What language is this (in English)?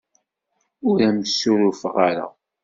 Kabyle